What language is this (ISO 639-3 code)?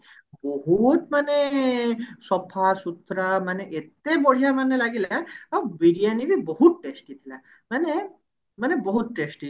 ori